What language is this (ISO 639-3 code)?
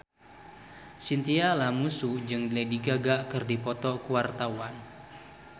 sun